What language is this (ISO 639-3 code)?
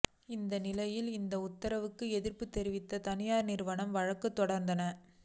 tam